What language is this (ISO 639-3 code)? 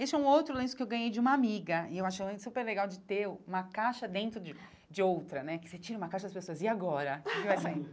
por